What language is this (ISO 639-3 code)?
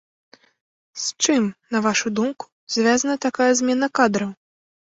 bel